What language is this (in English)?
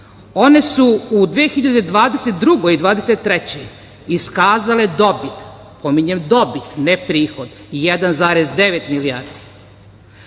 Serbian